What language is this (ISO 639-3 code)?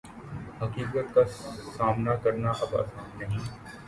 urd